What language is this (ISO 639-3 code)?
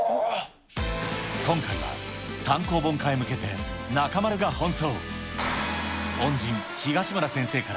jpn